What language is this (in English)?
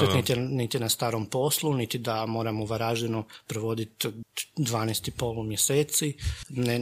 Croatian